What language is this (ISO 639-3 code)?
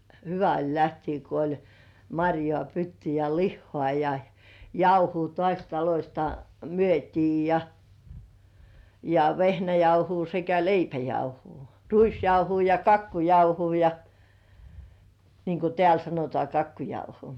fin